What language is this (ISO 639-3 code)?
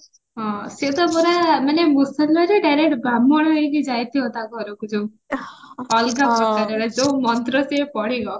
ori